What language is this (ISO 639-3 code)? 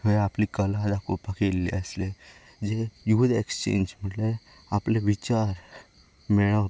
kok